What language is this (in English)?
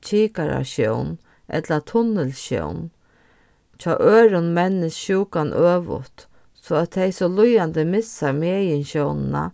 Faroese